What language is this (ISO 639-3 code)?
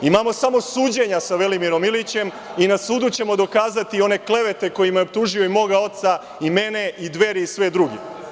srp